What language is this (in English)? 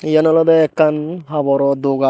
Chakma